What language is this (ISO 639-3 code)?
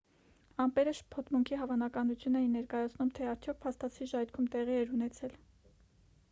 hye